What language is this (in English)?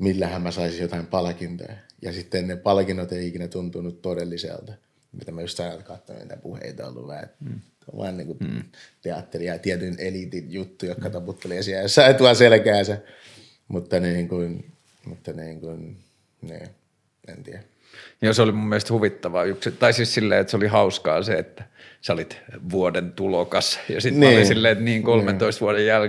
Finnish